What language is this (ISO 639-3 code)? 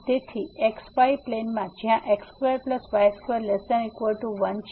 guj